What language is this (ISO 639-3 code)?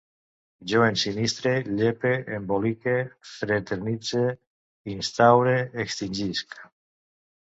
cat